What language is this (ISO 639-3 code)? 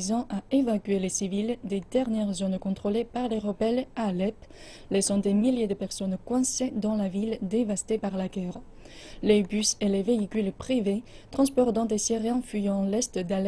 fra